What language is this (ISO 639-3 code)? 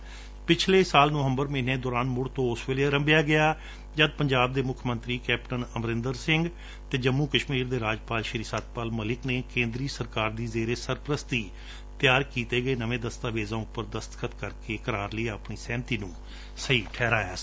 pan